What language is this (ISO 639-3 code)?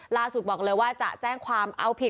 tha